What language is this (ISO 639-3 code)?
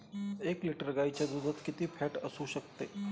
mar